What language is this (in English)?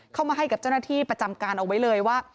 Thai